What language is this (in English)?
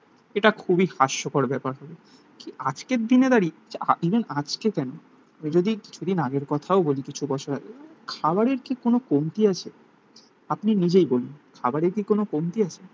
Bangla